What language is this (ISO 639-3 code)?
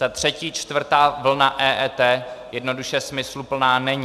ces